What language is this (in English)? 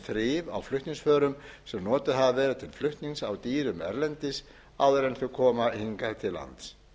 Icelandic